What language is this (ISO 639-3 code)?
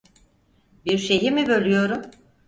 tur